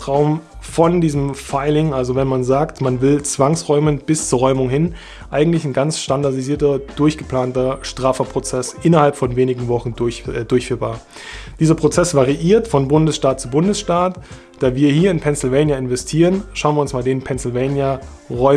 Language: German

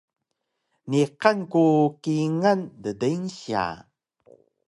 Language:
Taroko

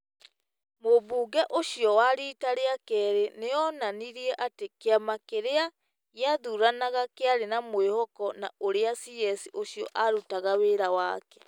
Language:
Kikuyu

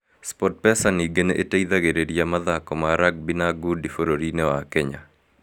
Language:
Kikuyu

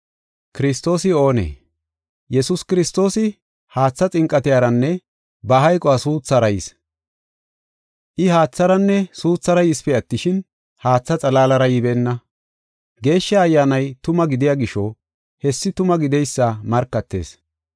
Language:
Gofa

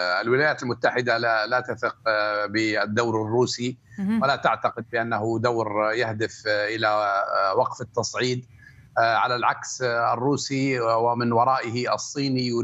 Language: Arabic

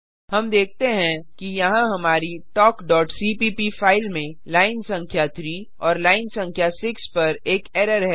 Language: Hindi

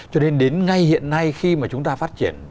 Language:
Vietnamese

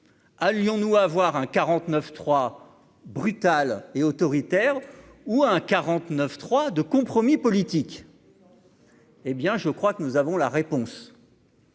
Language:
French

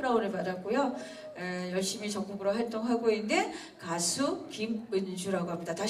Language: Korean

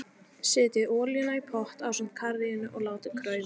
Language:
Icelandic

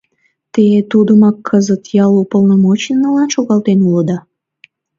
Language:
Mari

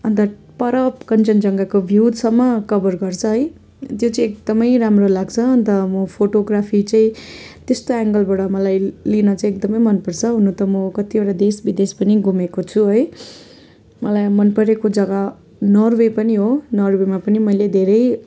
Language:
Nepali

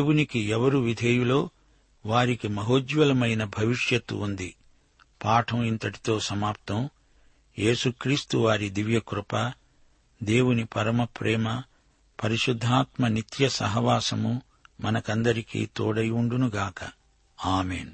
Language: Telugu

